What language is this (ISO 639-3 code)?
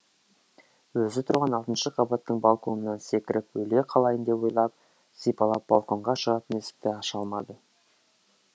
kaz